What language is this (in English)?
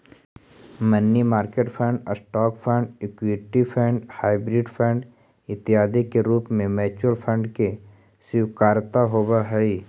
Magahi